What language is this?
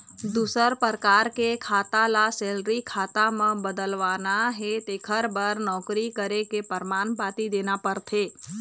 Chhattisgarhi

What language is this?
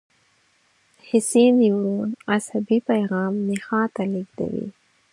Pashto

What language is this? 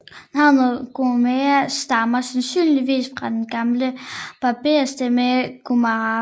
Danish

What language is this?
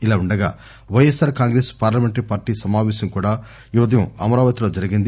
Telugu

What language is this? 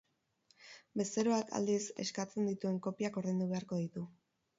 Basque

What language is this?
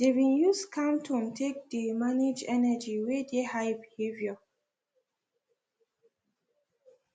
Nigerian Pidgin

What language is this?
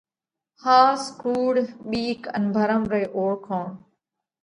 Parkari Koli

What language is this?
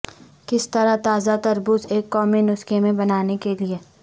Urdu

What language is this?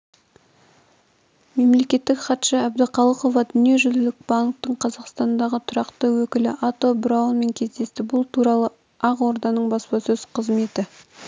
Kazakh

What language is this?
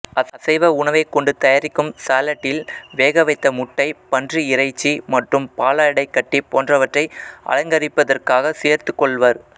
Tamil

